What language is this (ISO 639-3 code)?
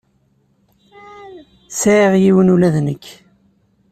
kab